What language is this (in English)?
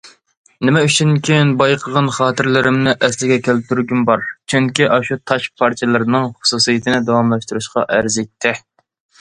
Uyghur